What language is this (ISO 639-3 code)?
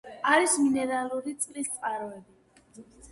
kat